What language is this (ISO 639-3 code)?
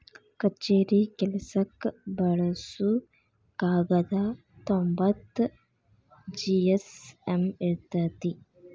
kan